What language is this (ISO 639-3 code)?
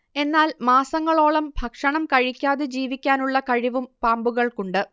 mal